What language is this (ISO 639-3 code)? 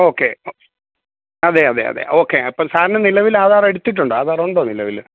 mal